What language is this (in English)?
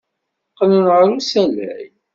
Kabyle